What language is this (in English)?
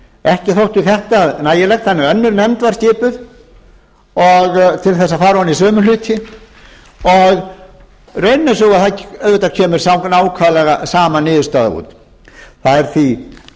Icelandic